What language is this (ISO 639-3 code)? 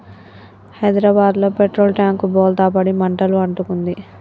tel